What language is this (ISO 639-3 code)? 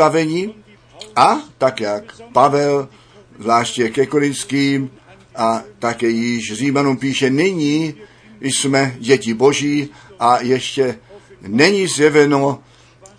ces